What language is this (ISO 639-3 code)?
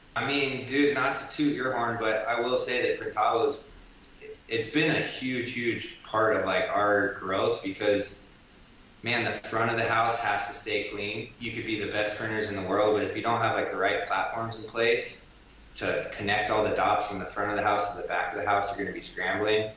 eng